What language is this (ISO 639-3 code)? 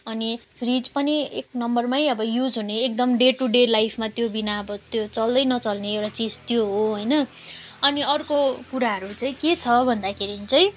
nep